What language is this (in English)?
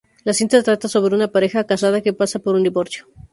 Spanish